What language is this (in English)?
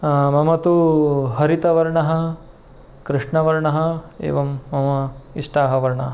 Sanskrit